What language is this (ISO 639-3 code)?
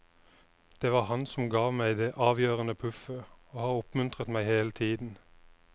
nor